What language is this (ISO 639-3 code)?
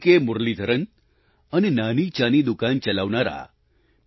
guj